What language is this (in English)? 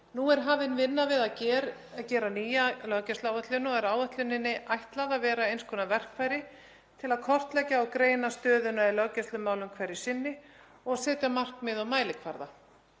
Icelandic